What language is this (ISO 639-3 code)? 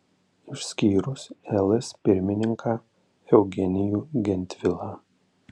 lit